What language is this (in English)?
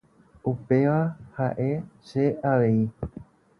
Guarani